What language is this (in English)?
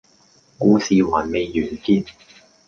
Cantonese